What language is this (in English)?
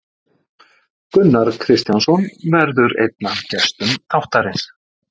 Icelandic